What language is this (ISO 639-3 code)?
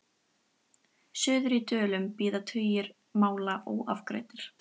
isl